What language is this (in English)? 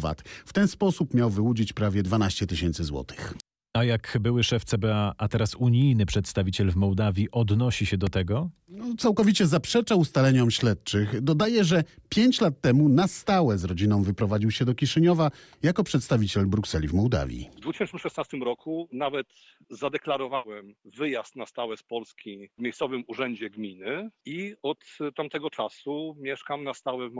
Polish